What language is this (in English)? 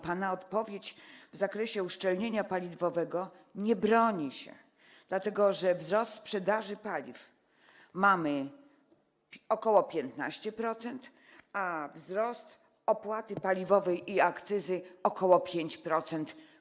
Polish